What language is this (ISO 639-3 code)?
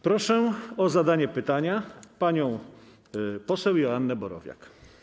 pol